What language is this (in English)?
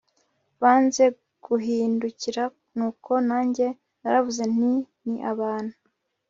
Kinyarwanda